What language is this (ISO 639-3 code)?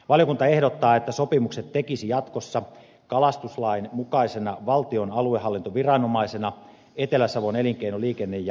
fin